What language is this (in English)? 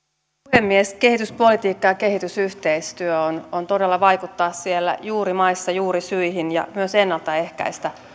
Finnish